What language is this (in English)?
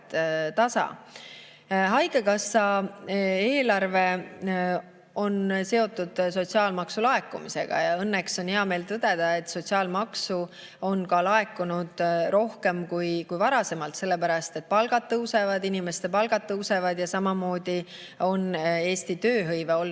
Estonian